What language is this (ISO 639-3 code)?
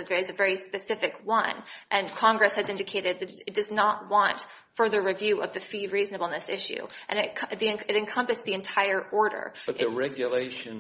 eng